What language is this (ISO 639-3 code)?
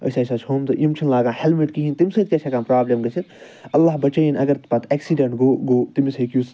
kas